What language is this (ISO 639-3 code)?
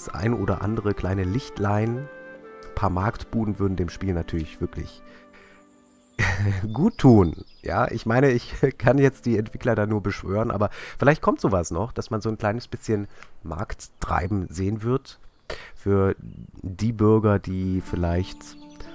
deu